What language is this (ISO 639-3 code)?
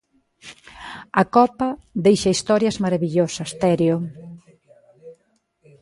glg